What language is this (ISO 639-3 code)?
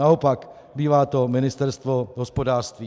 ces